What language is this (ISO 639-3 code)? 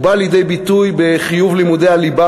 heb